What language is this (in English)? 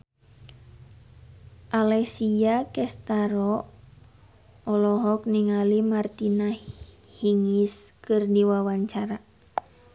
Sundanese